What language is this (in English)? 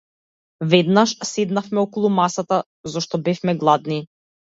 Macedonian